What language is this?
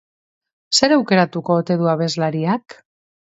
Basque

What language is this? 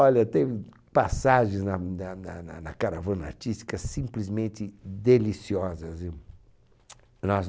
Portuguese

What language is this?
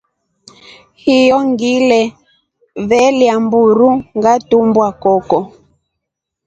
Rombo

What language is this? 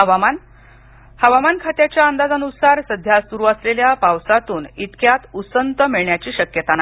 Marathi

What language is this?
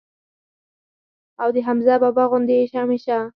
Pashto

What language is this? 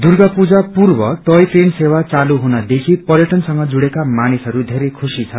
Nepali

